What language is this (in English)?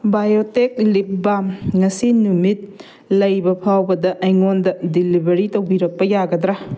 Manipuri